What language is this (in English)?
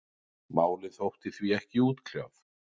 Icelandic